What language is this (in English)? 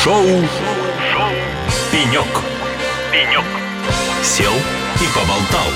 Russian